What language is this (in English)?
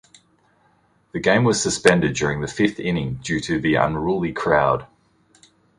English